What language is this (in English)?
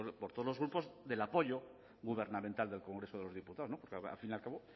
Spanish